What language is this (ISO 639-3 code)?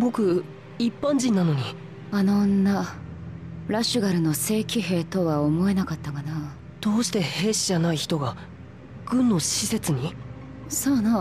jpn